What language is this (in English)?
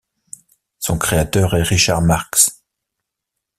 French